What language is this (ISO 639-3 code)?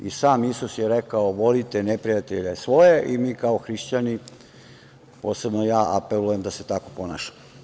srp